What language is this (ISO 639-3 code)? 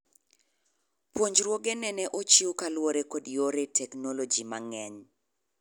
luo